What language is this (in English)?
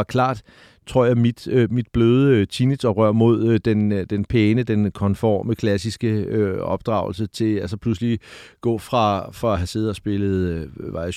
Danish